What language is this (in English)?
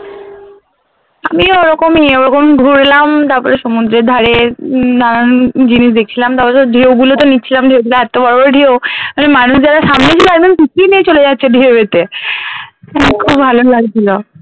Bangla